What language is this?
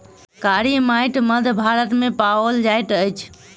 Maithili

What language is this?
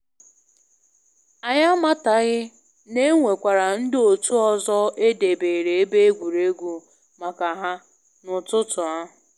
Igbo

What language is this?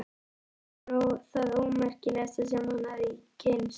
Icelandic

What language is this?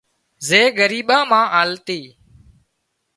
Wadiyara Koli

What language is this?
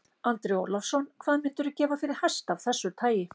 Icelandic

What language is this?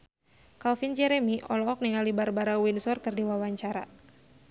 Sundanese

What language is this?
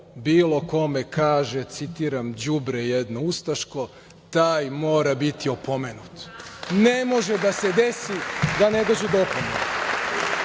Serbian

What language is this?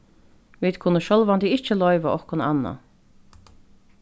Faroese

